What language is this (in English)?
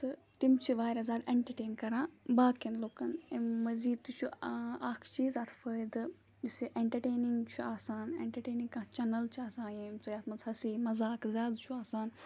Kashmiri